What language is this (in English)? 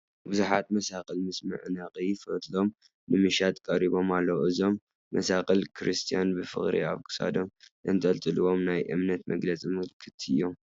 Tigrinya